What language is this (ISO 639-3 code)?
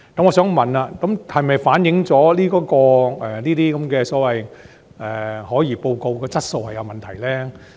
yue